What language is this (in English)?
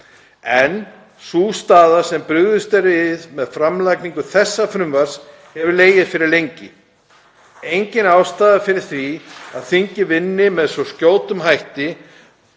Icelandic